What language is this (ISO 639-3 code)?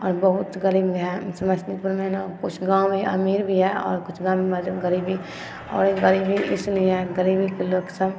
mai